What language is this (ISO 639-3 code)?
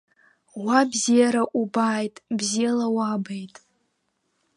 abk